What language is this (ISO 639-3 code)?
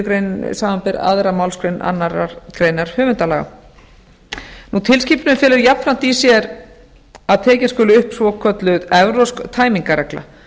isl